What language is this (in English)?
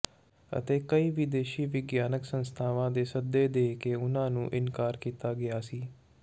Punjabi